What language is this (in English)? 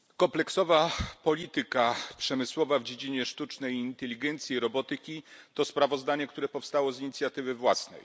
Polish